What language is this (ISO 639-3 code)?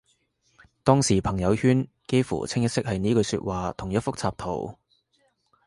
yue